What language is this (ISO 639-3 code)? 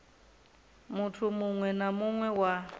ven